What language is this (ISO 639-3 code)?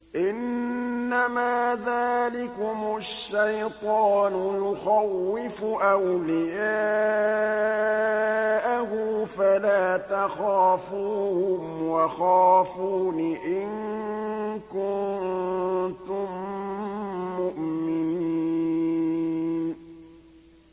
ara